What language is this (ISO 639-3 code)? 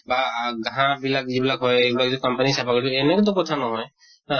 asm